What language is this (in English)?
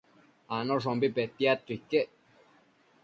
Matsés